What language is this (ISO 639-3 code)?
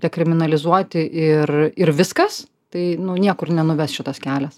lit